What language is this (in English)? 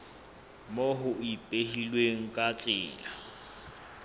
Southern Sotho